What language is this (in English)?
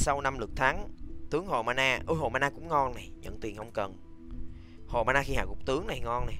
Vietnamese